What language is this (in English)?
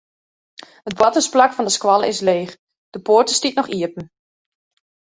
Western Frisian